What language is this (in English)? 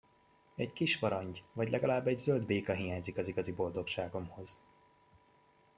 Hungarian